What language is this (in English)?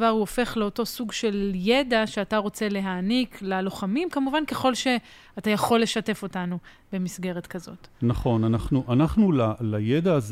Hebrew